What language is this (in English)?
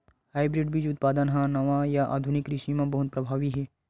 Chhattisgarhi